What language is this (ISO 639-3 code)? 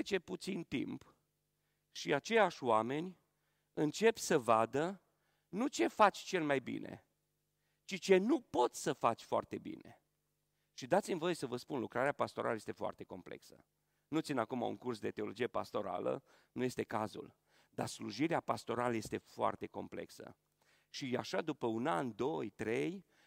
ron